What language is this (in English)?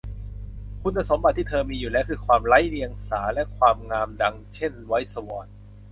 Thai